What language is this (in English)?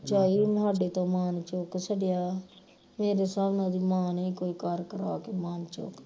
Punjabi